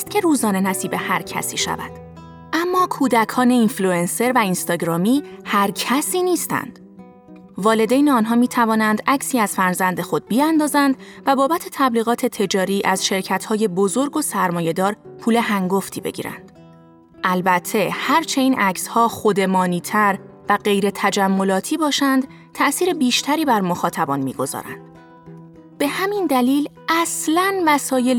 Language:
Persian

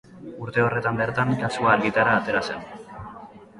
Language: Basque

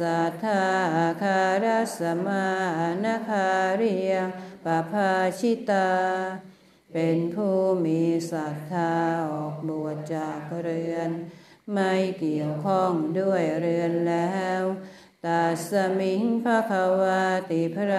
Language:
Thai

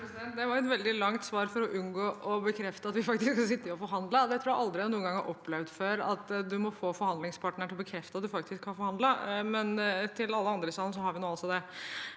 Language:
Norwegian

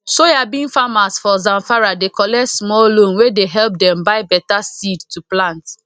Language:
Nigerian Pidgin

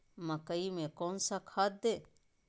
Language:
Magahi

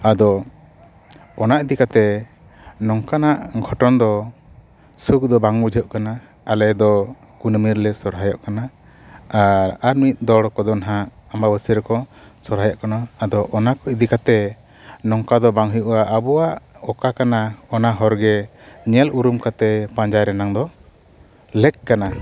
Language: Santali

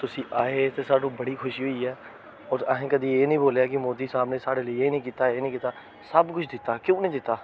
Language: Dogri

